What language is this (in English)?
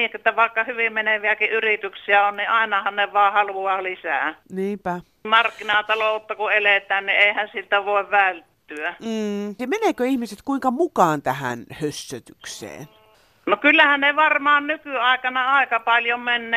Finnish